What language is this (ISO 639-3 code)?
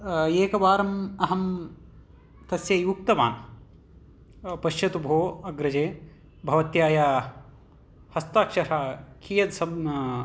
san